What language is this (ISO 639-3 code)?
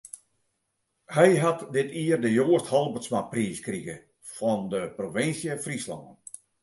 fry